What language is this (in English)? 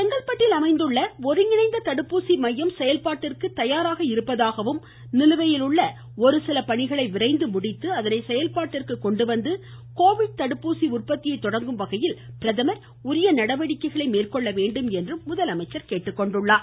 Tamil